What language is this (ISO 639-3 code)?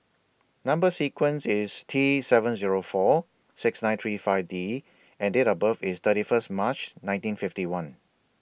eng